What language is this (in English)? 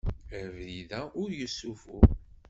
Kabyle